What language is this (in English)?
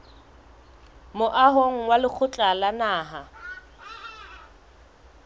Southern Sotho